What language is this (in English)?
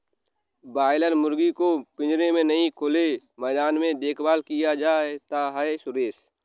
Hindi